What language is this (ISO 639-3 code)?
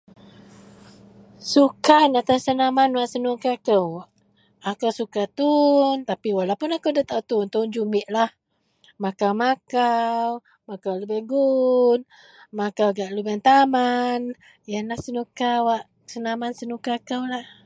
mel